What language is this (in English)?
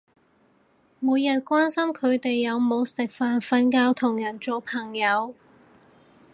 Cantonese